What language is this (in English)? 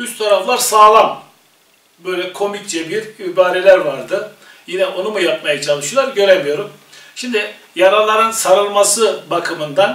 Turkish